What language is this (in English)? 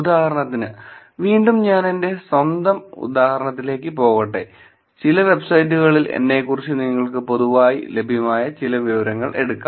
Malayalam